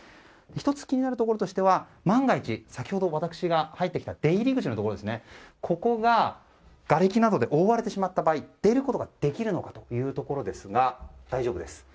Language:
Japanese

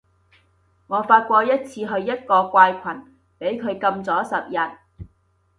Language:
Cantonese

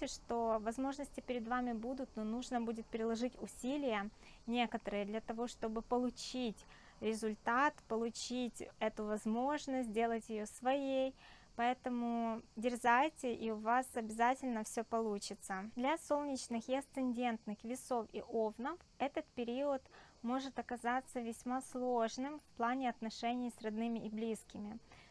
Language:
Russian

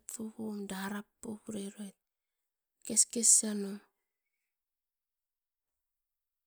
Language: Askopan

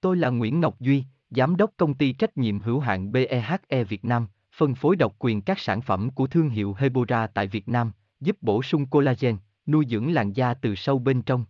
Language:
Vietnamese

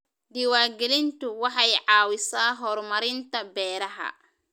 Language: Somali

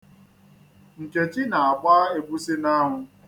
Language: Igbo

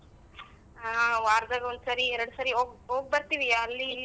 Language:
Kannada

